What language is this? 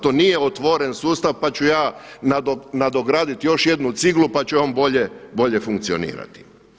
Croatian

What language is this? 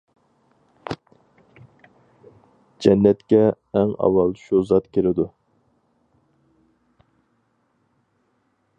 Uyghur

